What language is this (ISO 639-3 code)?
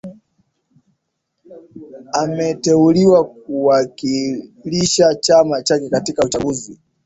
swa